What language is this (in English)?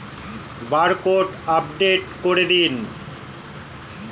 Bangla